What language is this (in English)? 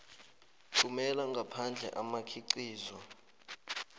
South Ndebele